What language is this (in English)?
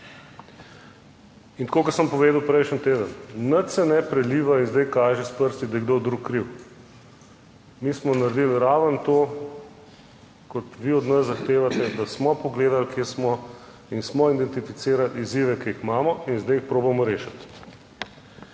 Slovenian